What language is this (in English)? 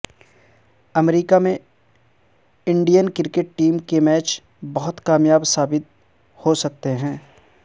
Urdu